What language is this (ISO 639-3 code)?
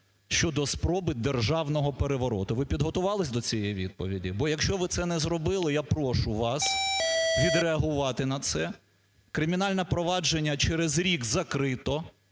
ukr